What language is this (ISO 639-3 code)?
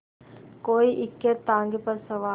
hin